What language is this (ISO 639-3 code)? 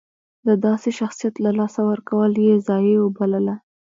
pus